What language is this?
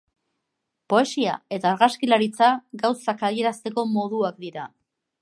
Basque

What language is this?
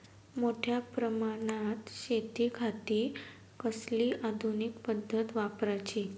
Marathi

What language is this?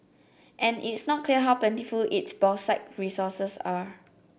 English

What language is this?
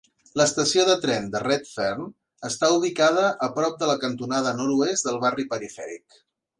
Catalan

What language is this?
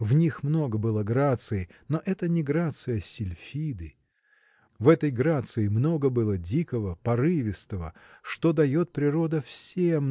Russian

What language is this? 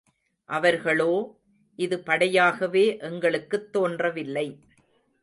Tamil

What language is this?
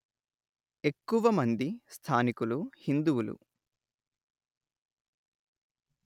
Telugu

